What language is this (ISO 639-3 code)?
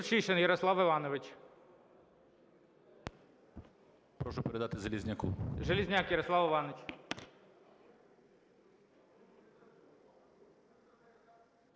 ukr